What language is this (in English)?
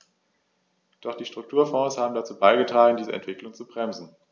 German